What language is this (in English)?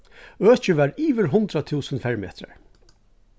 Faroese